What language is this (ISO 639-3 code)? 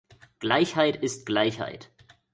deu